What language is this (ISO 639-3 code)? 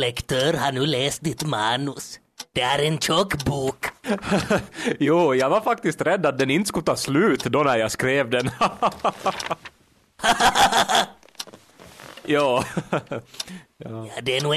swe